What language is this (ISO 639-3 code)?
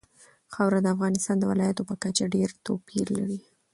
pus